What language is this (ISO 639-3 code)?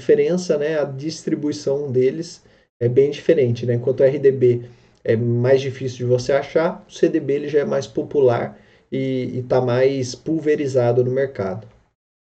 por